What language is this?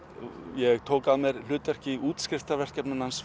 Icelandic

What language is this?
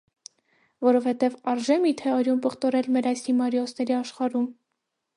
Armenian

